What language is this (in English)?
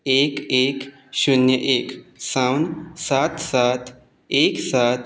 Konkani